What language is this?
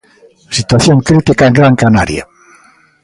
Galician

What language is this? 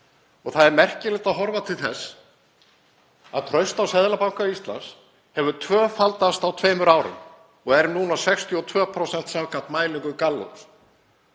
Icelandic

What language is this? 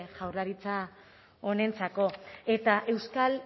Basque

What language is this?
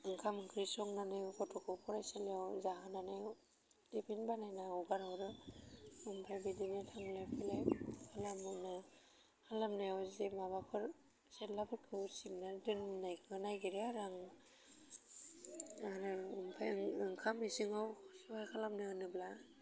Bodo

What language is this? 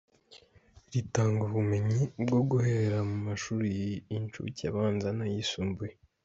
Kinyarwanda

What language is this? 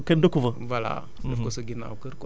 Wolof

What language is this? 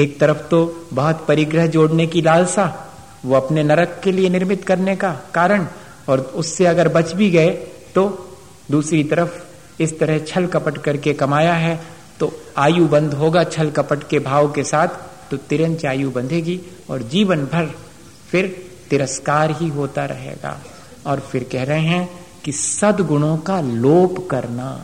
Hindi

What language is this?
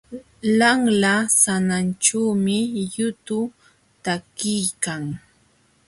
Jauja Wanca Quechua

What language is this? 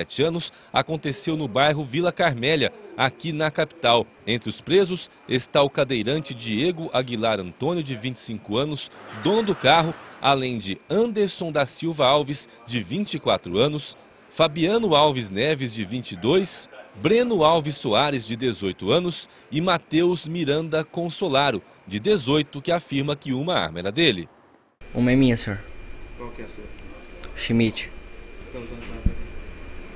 Portuguese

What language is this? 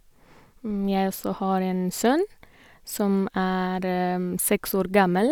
Norwegian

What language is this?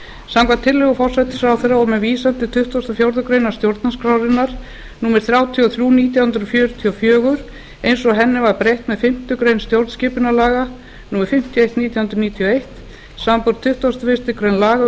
Icelandic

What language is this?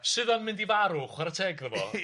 Welsh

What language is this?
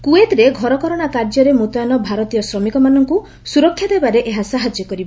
Odia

